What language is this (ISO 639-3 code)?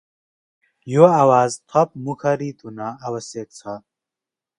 nep